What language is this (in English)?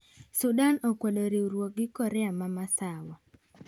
Luo (Kenya and Tanzania)